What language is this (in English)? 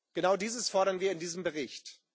German